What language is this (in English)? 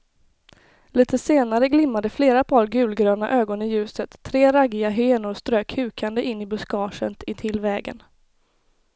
Swedish